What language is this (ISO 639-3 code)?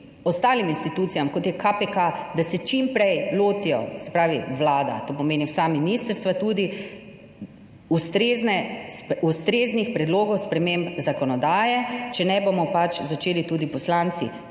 slv